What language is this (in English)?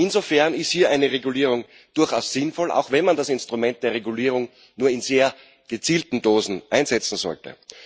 German